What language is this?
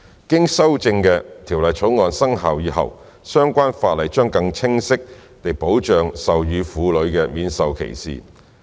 Cantonese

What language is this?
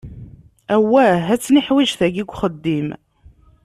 Kabyle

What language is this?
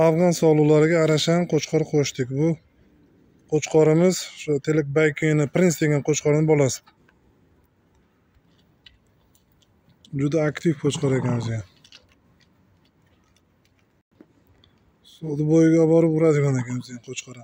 Turkish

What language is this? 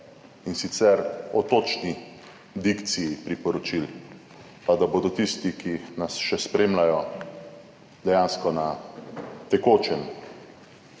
Slovenian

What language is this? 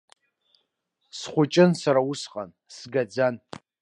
Abkhazian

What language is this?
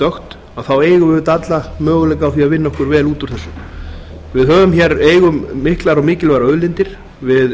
Icelandic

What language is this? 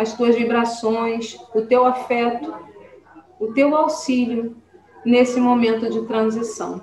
Portuguese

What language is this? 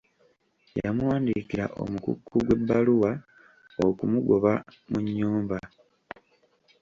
Ganda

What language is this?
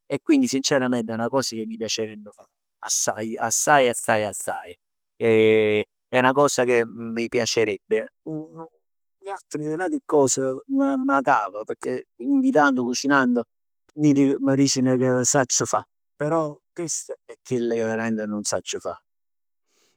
Neapolitan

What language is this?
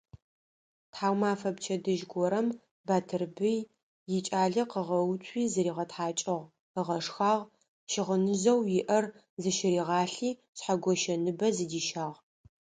Adyghe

